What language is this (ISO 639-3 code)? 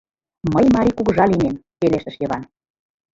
chm